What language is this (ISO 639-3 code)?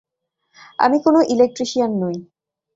ben